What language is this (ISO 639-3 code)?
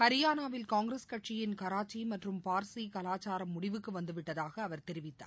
tam